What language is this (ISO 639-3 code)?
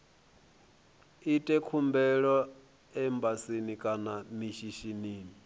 ven